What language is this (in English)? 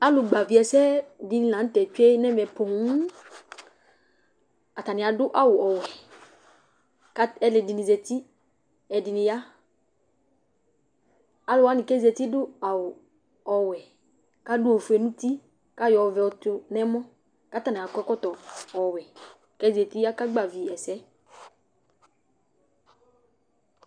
Ikposo